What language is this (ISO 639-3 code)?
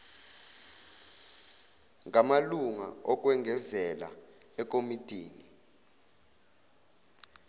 zul